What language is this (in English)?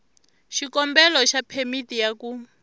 Tsonga